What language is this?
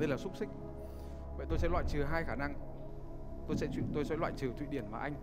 Vietnamese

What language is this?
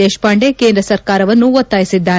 Kannada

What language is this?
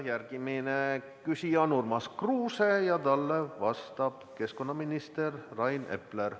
Estonian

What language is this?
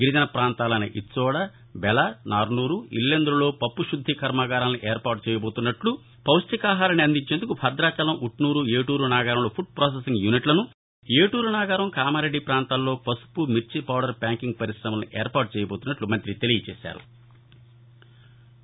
Telugu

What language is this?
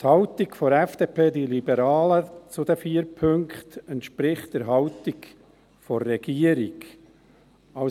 Swiss German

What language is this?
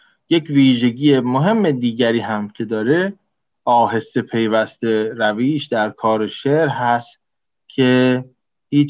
Persian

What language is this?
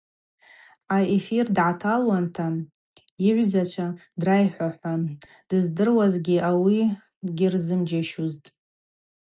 Abaza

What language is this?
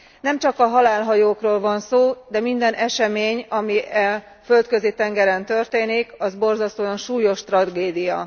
Hungarian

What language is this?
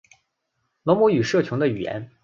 Chinese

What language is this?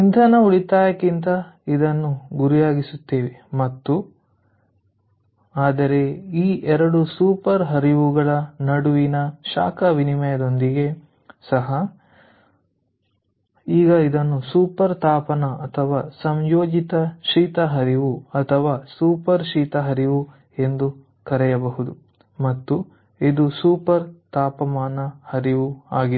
Kannada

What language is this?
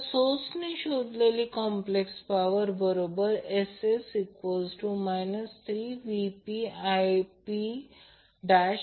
Marathi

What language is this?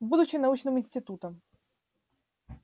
Russian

